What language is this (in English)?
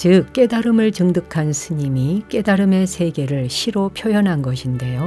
Korean